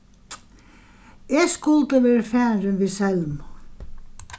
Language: Faroese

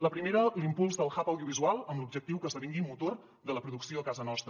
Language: Catalan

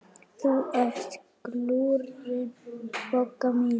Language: Icelandic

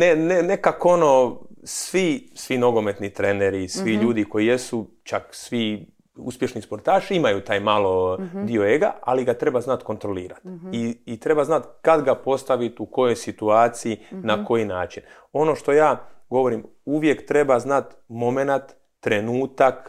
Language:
Croatian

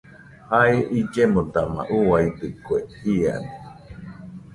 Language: Nüpode Huitoto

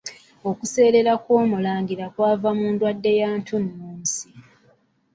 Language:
Ganda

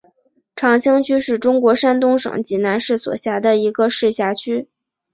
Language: Chinese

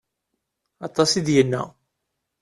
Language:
Kabyle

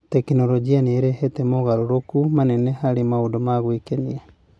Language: Kikuyu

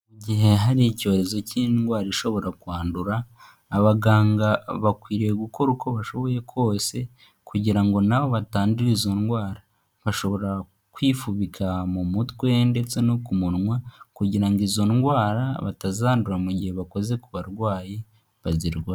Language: Kinyarwanda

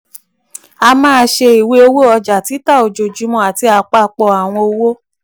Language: Yoruba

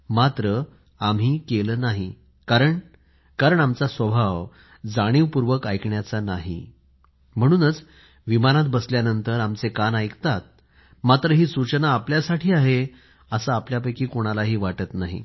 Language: Marathi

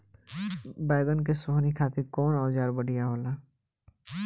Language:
Bhojpuri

